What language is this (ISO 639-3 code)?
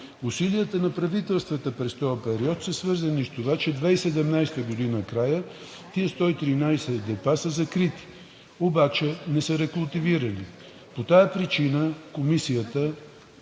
bul